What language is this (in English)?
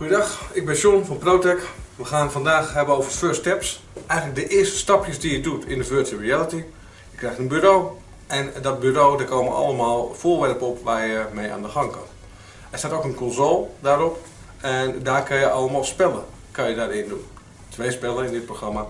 Dutch